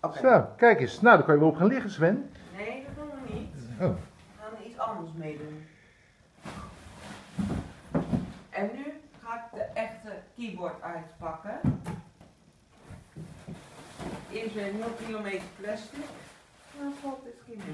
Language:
Dutch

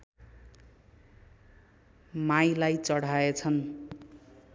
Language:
Nepali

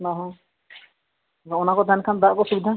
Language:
Santali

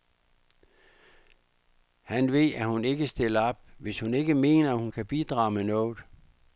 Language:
Danish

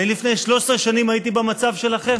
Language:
Hebrew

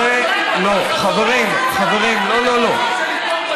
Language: Hebrew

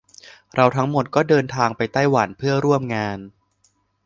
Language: Thai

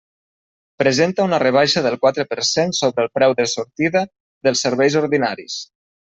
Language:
Catalan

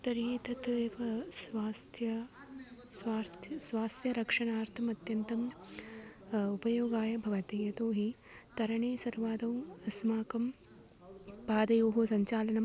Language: Sanskrit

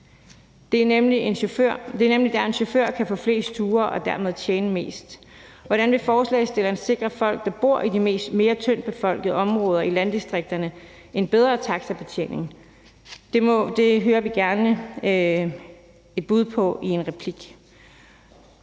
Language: Danish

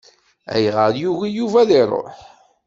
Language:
Kabyle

